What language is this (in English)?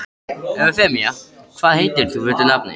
Icelandic